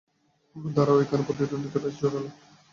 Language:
Bangla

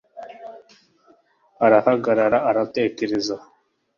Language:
Kinyarwanda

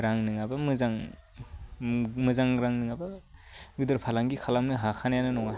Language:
Bodo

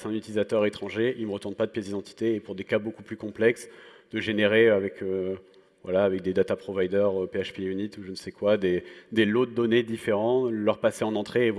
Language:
French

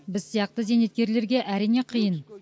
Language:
Kazakh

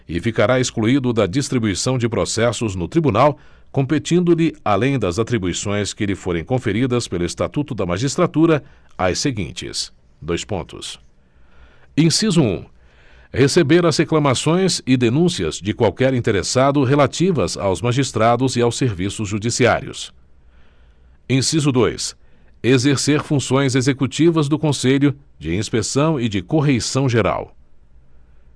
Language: Portuguese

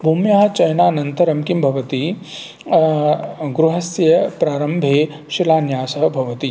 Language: Sanskrit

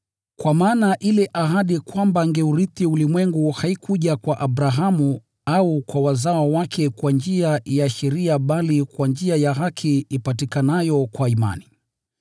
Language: Swahili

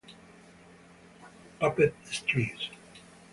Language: Italian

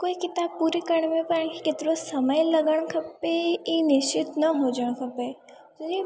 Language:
Sindhi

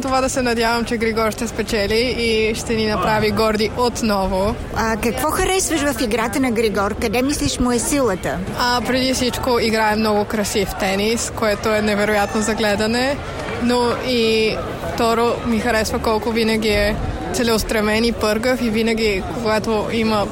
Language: Bulgarian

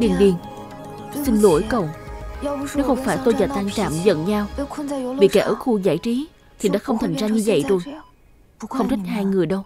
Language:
Vietnamese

